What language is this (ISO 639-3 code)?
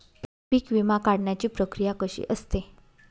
mar